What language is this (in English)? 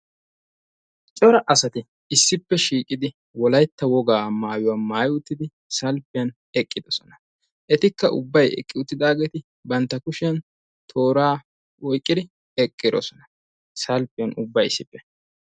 Wolaytta